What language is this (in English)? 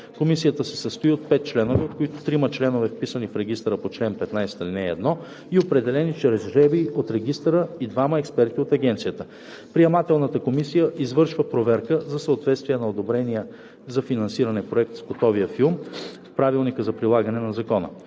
Bulgarian